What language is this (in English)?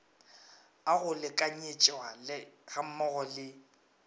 Northern Sotho